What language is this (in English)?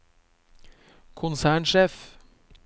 Norwegian